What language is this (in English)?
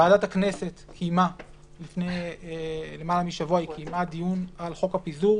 Hebrew